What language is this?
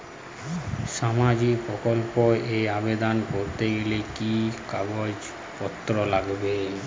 Bangla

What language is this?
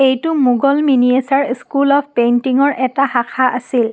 Assamese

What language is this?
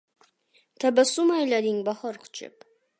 Uzbek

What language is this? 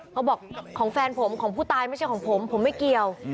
Thai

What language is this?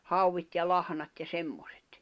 Finnish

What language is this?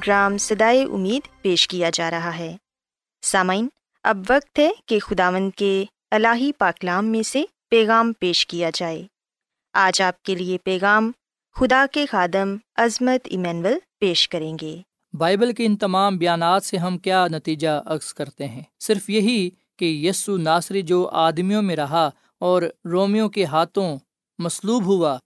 Urdu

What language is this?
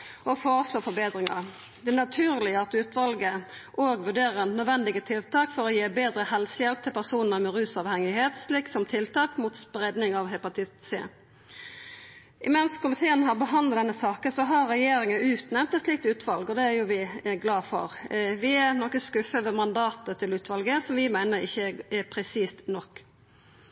Norwegian Nynorsk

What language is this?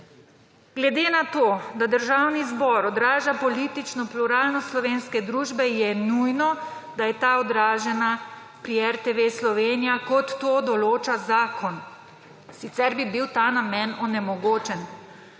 Slovenian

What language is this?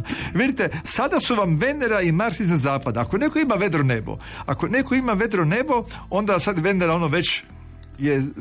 Croatian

